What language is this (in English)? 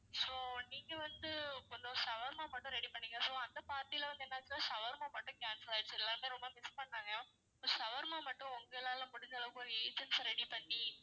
Tamil